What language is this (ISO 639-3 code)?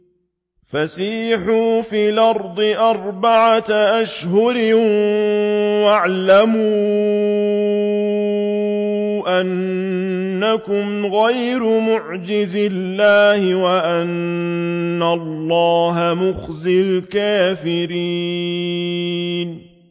ara